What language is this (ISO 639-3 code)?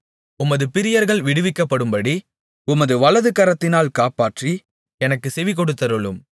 tam